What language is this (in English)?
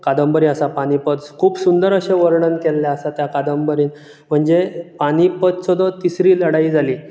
Konkani